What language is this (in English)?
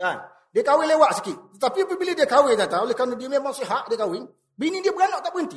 Malay